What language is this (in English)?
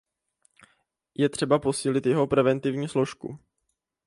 Czech